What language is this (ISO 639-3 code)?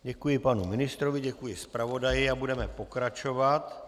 ces